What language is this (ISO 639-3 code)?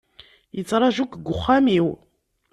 kab